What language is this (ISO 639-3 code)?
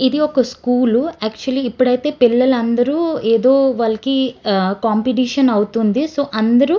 tel